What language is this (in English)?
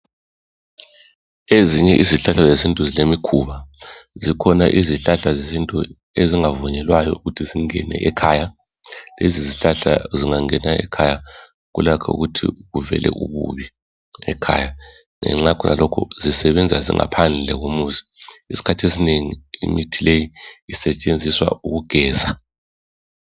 North Ndebele